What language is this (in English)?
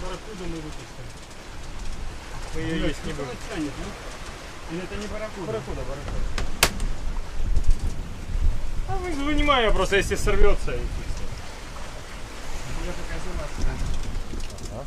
Russian